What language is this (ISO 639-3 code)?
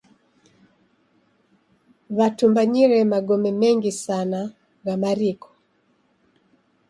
dav